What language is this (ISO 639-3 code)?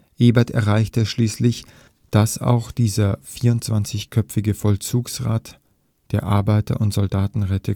deu